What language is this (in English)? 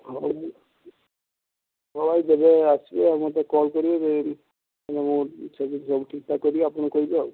Odia